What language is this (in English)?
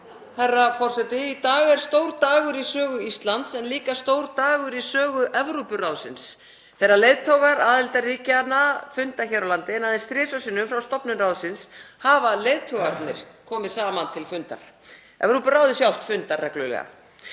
Icelandic